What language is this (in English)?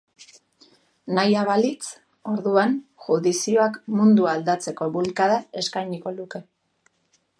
Basque